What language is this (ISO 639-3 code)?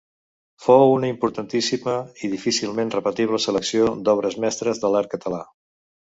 cat